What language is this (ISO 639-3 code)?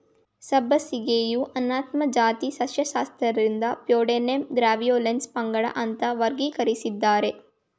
kan